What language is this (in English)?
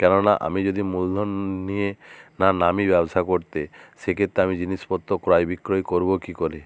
Bangla